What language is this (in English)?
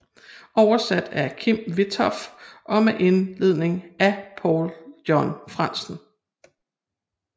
Danish